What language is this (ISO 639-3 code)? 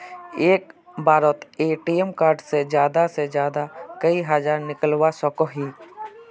mag